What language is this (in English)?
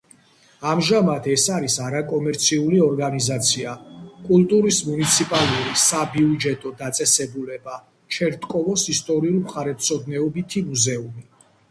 Georgian